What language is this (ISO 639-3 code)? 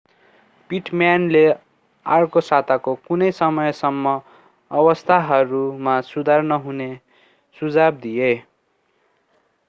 nep